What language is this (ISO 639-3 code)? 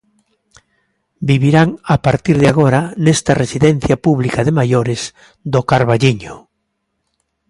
glg